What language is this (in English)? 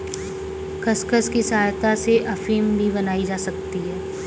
Hindi